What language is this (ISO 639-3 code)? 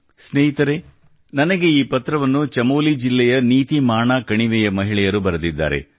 kan